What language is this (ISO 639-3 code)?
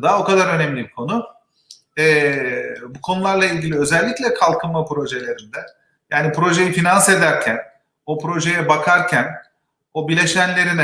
tur